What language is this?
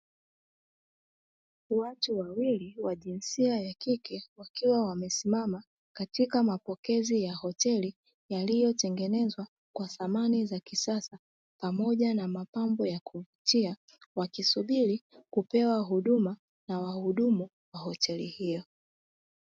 Swahili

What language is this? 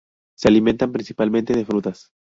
Spanish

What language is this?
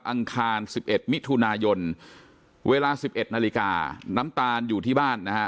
Thai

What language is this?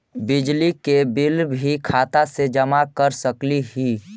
Magahi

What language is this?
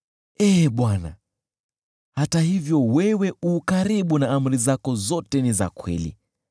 Swahili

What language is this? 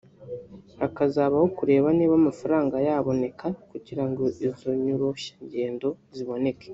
Kinyarwanda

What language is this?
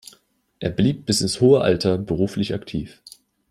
German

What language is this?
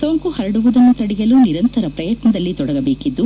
Kannada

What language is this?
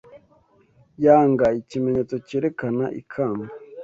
Kinyarwanda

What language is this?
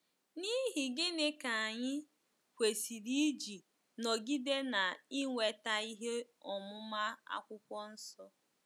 Igbo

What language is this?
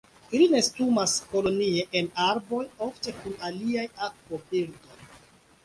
Esperanto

